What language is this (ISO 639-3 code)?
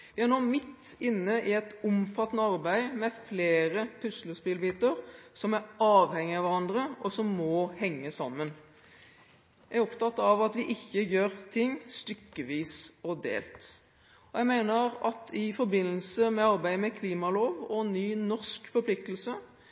nob